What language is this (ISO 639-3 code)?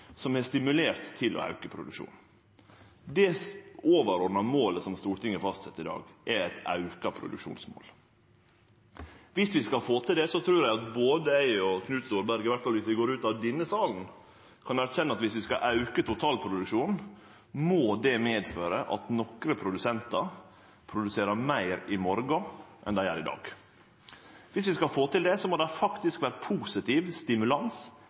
nno